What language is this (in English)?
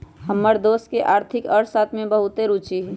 Magahi